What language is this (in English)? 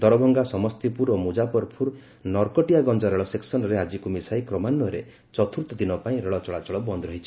Odia